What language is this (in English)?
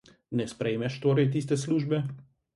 Slovenian